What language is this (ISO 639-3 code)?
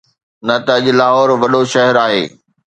snd